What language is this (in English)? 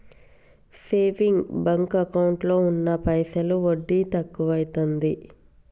Telugu